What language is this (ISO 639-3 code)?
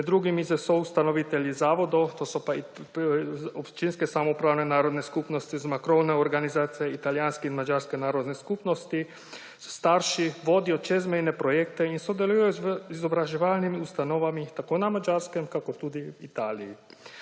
slv